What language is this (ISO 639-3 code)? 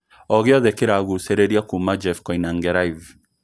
kik